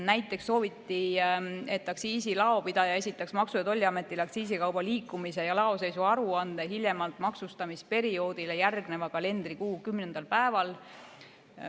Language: Estonian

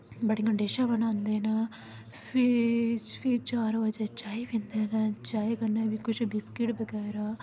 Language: Dogri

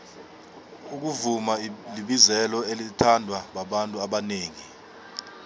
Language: South Ndebele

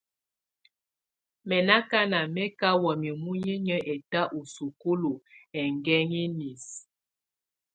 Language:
Tunen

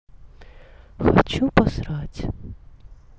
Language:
Russian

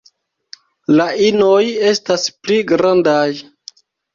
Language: Esperanto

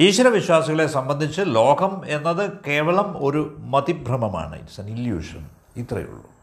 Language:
Malayalam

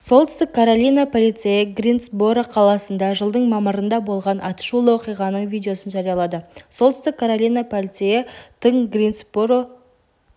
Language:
Kazakh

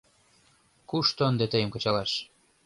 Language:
Mari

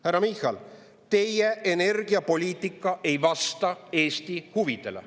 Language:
Estonian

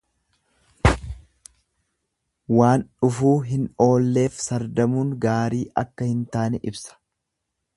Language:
Oromo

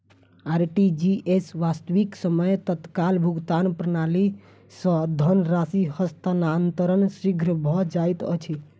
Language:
Maithili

